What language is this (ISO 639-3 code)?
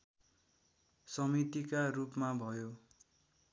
nep